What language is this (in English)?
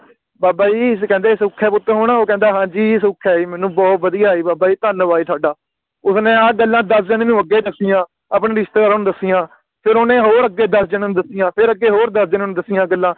Punjabi